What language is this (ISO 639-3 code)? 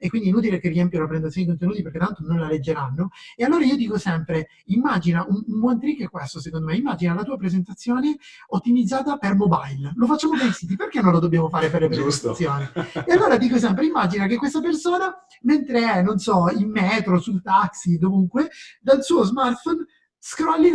ita